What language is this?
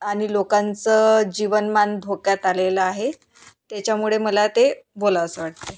Marathi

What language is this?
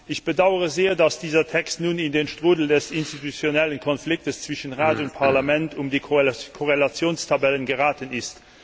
German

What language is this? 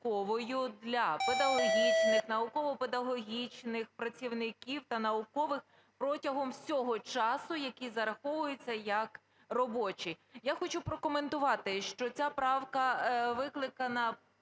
Ukrainian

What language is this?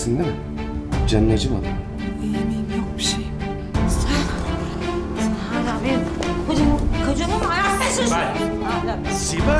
Turkish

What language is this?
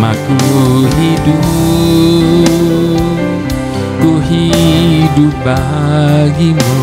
Indonesian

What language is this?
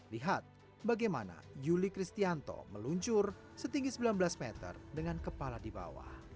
Indonesian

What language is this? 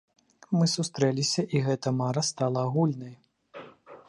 Belarusian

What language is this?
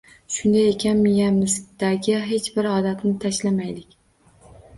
Uzbek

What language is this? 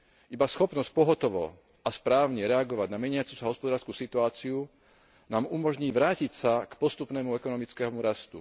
Slovak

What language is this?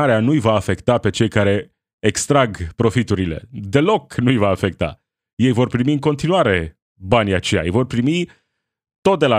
Romanian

